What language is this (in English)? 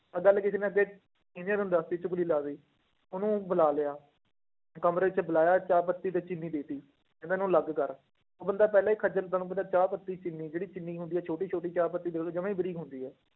Punjabi